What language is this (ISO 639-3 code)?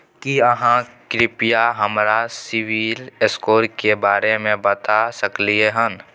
mai